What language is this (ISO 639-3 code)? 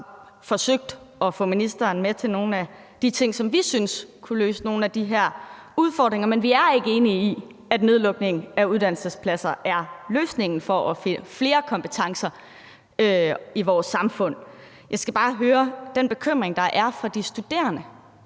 dan